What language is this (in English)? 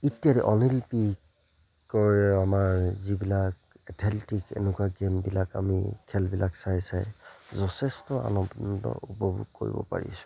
Assamese